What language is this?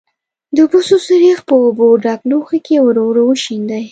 Pashto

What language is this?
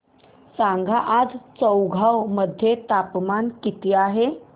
Marathi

